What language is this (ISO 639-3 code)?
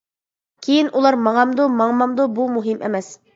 uig